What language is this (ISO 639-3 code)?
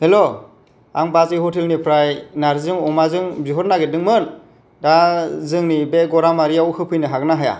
brx